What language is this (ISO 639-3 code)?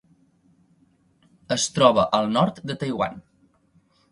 cat